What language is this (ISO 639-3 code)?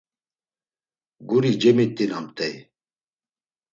lzz